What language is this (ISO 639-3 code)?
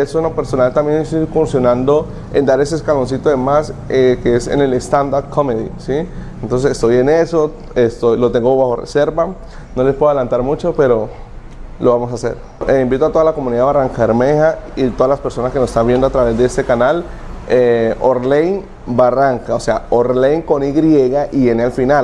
spa